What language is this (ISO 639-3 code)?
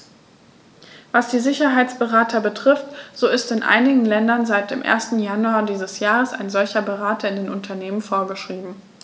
deu